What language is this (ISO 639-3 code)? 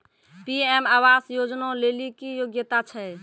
mai